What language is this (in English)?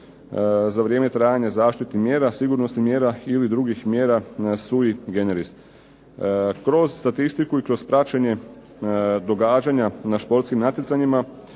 Croatian